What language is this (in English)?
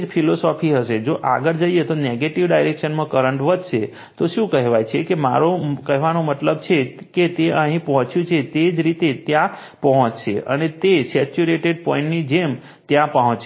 Gujarati